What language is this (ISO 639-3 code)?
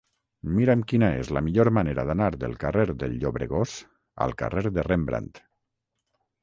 cat